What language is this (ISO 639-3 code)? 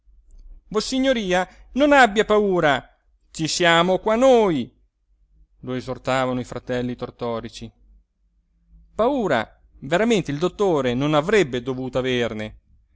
ita